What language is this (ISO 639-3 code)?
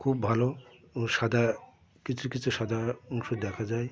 ben